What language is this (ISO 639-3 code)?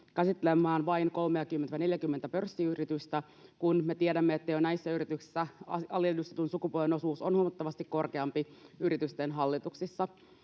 fin